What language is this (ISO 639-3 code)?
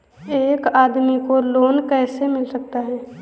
hin